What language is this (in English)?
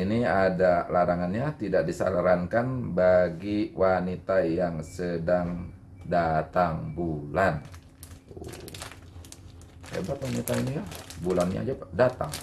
Indonesian